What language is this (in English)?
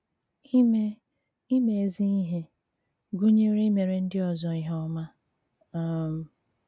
Igbo